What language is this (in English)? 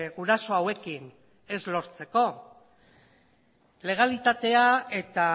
Basque